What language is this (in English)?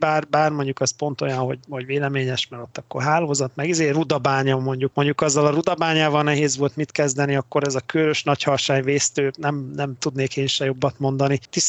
Hungarian